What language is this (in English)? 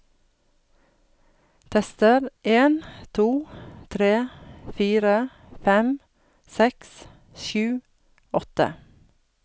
Norwegian